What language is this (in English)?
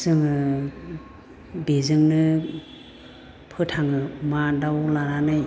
Bodo